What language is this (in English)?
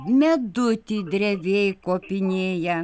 Lithuanian